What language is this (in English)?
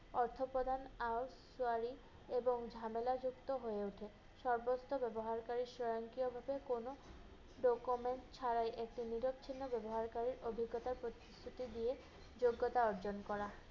Bangla